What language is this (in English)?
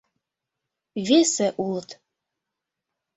Mari